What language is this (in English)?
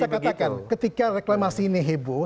Indonesian